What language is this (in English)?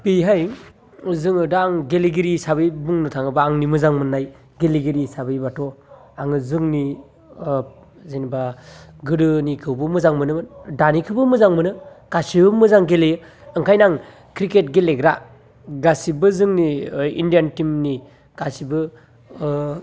Bodo